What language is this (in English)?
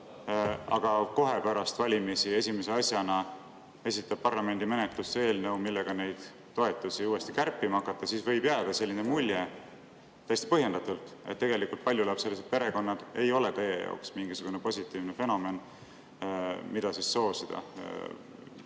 Estonian